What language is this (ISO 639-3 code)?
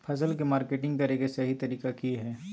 mag